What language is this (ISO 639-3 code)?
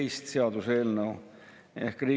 est